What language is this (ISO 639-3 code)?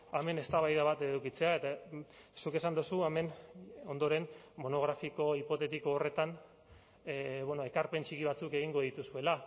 eus